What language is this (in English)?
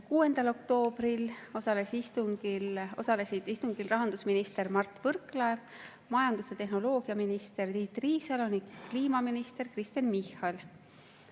Estonian